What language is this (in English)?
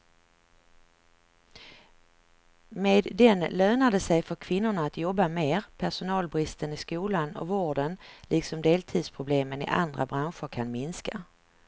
Swedish